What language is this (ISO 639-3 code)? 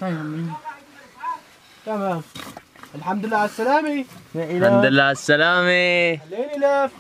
ara